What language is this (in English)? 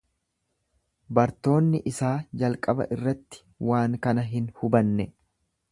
Oromo